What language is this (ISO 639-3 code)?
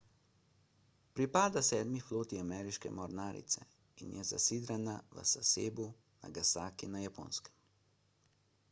slv